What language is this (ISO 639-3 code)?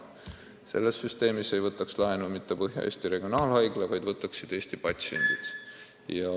est